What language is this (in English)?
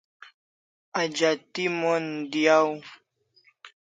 Kalasha